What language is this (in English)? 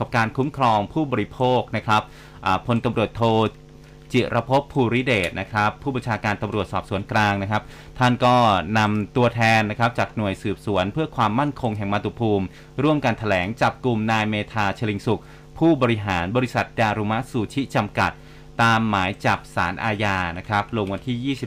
Thai